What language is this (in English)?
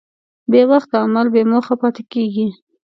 Pashto